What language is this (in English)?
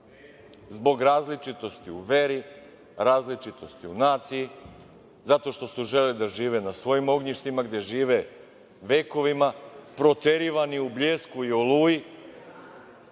Serbian